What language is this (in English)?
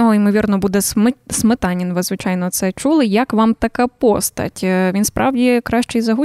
Ukrainian